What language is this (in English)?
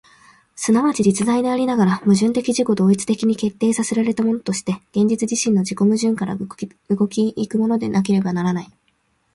Japanese